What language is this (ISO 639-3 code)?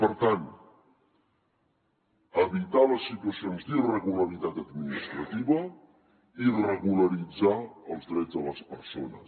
cat